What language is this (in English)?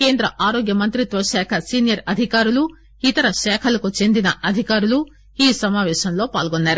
Telugu